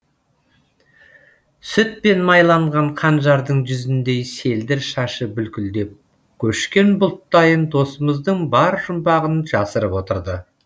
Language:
Kazakh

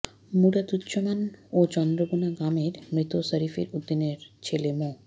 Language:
Bangla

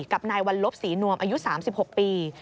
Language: Thai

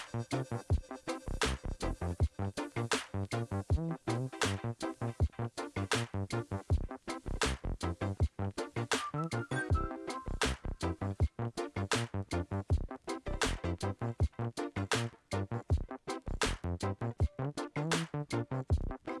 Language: Indonesian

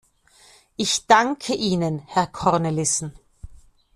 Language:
German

